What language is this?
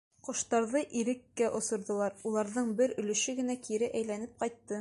Bashkir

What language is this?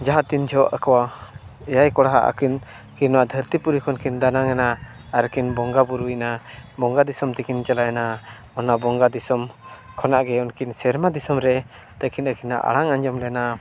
Santali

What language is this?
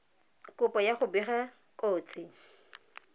Tswana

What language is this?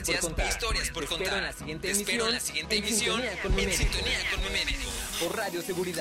Spanish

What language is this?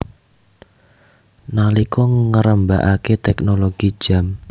Javanese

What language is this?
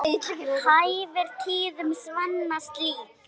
Icelandic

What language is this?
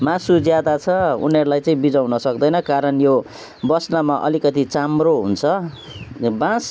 Nepali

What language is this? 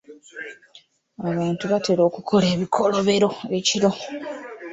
Ganda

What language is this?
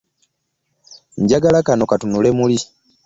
Ganda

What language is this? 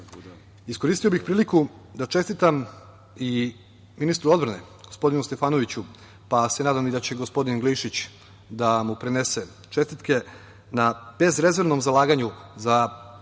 Serbian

